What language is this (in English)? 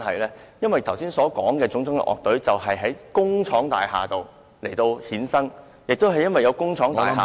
Cantonese